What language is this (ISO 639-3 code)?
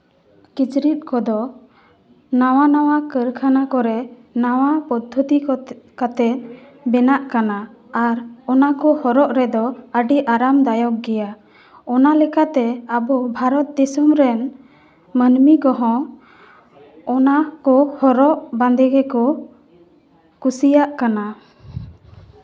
sat